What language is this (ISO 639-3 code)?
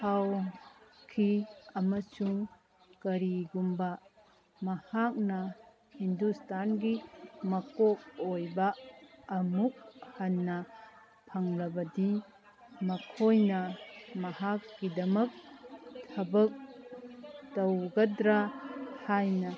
mni